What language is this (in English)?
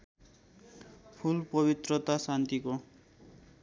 Nepali